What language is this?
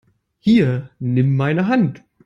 German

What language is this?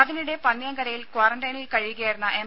Malayalam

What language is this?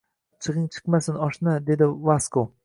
Uzbek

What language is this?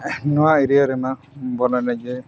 Santali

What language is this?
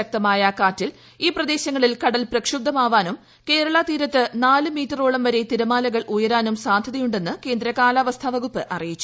Malayalam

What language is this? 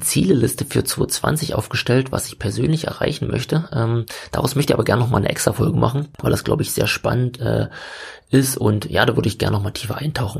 German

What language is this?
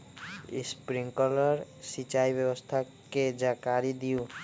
Magahi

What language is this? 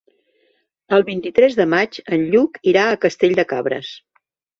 Catalan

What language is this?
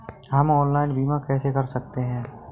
Hindi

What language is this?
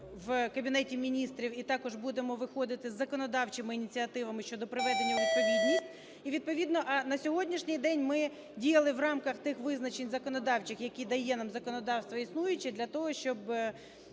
Ukrainian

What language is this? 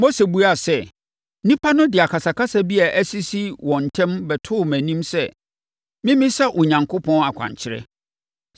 Akan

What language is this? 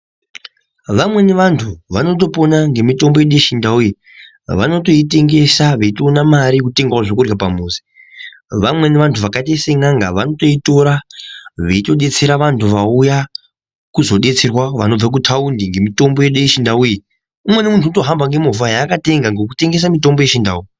Ndau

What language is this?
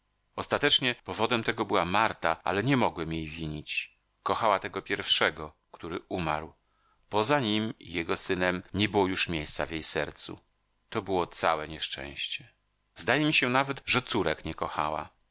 Polish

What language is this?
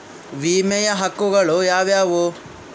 Kannada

